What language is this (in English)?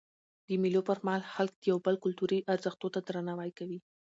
Pashto